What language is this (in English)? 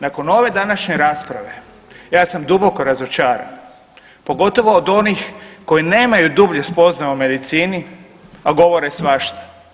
Croatian